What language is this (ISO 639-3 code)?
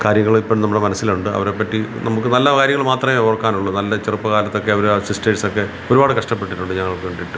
mal